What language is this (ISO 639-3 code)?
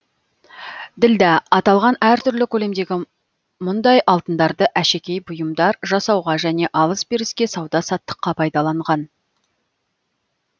kaz